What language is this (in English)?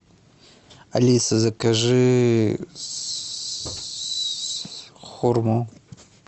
Russian